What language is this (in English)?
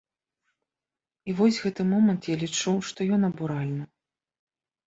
Belarusian